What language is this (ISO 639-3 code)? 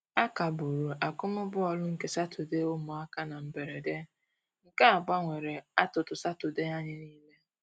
ibo